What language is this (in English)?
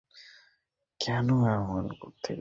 Bangla